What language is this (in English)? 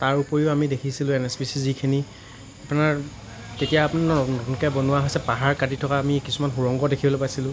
Assamese